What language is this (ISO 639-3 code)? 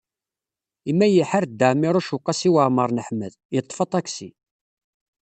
kab